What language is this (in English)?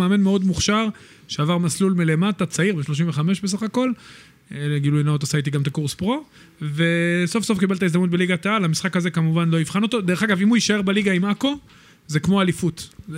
Hebrew